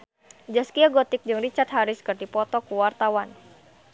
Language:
Sundanese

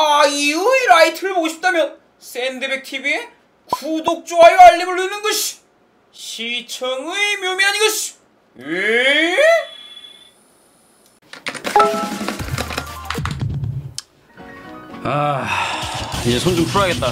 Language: Korean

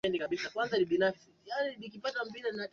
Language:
Swahili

